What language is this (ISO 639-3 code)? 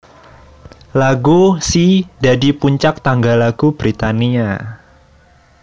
jav